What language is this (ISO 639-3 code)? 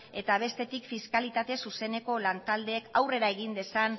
eus